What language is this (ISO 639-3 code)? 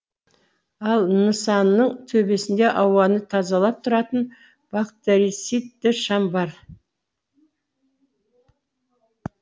kaz